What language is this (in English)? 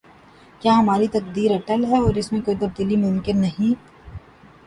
Urdu